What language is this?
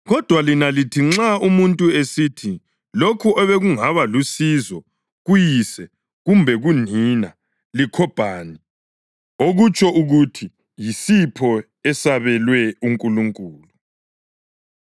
North Ndebele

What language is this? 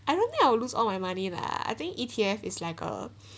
English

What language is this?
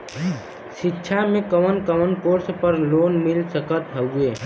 Bhojpuri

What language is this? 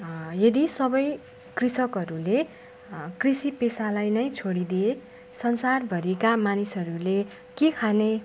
Nepali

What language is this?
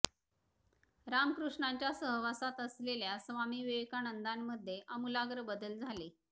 Marathi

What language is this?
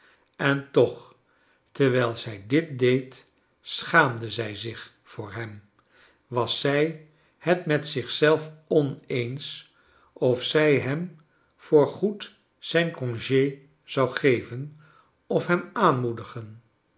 Dutch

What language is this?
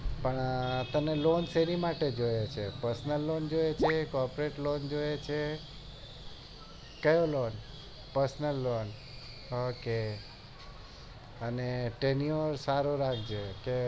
Gujarati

